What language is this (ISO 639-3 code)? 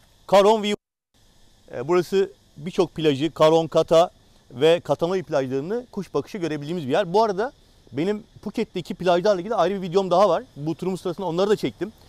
tur